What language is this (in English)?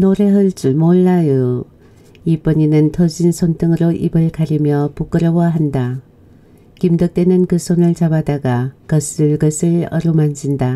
Korean